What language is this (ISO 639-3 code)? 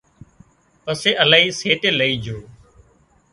kxp